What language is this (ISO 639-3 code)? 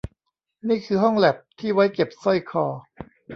tha